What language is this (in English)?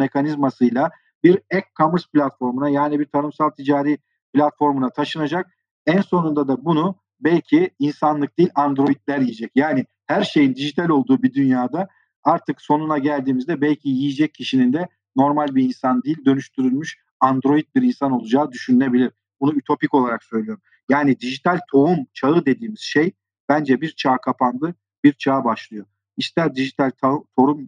Turkish